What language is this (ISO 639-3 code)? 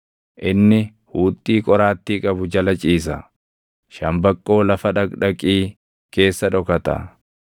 orm